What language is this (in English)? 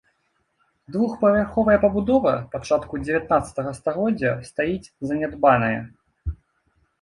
Belarusian